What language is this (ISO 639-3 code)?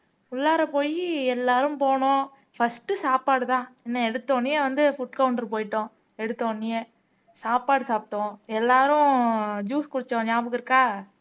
tam